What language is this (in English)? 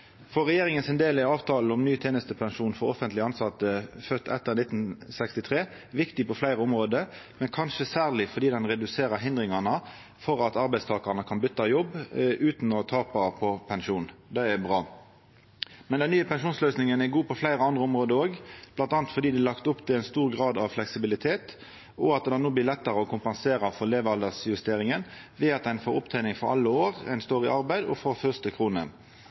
Norwegian Nynorsk